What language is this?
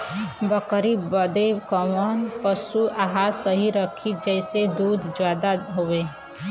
Bhojpuri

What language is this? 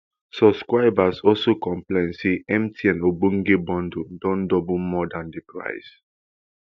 Nigerian Pidgin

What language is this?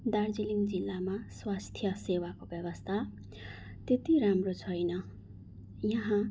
Nepali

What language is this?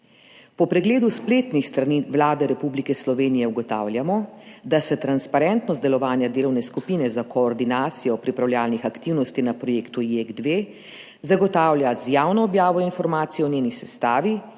Slovenian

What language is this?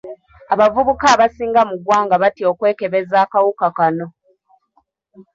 Ganda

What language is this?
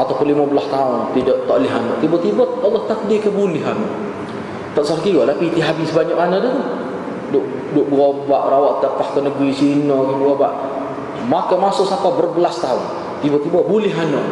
Malay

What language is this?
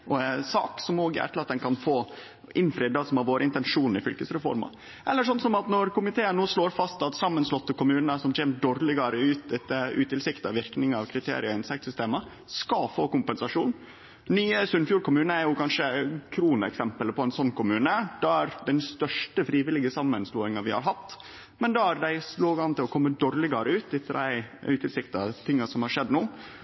Norwegian Nynorsk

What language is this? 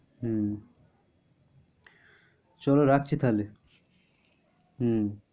Bangla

